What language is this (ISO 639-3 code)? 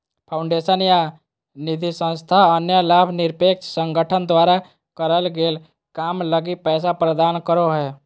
mag